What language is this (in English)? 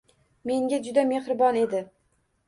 Uzbek